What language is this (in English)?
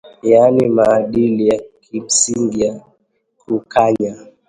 Swahili